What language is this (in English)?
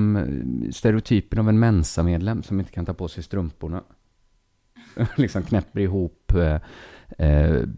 Swedish